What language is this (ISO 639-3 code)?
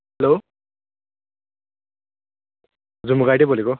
nep